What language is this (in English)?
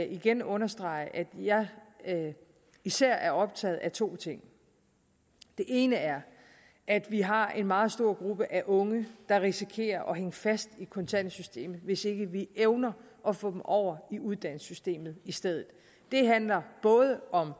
Danish